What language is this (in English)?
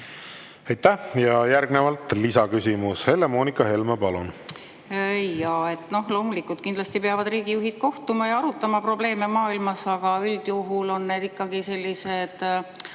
Estonian